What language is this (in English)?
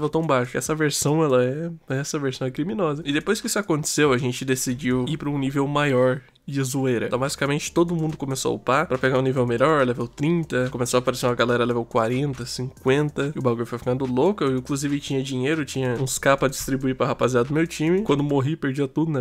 Portuguese